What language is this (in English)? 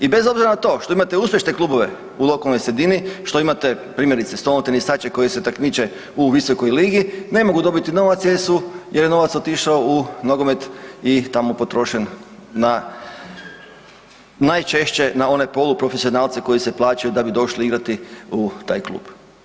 Croatian